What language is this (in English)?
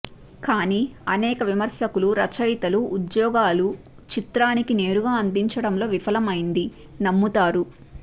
Telugu